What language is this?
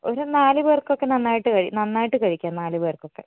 Malayalam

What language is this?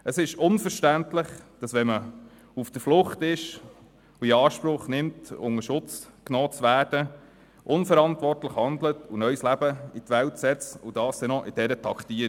Swiss German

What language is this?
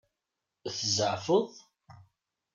Kabyle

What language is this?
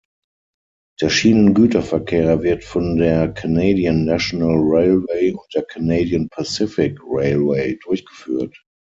German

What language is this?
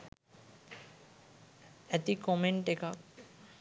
Sinhala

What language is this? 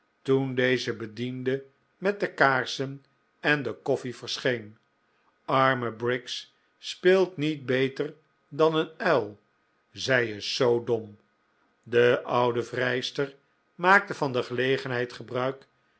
Dutch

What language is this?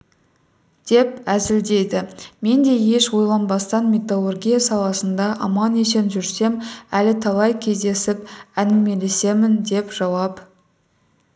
Kazakh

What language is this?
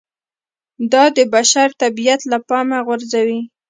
Pashto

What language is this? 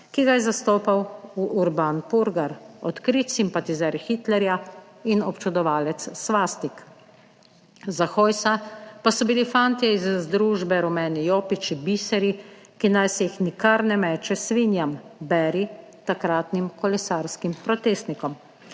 Slovenian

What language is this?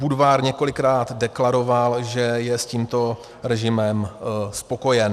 Czech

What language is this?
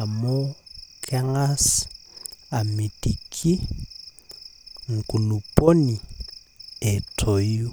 Masai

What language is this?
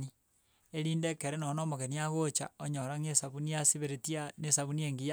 Gusii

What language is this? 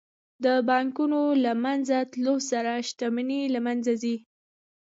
Pashto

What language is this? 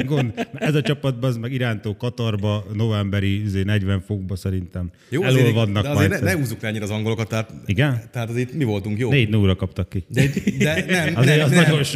Hungarian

